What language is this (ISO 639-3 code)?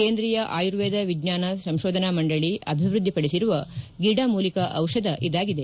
kan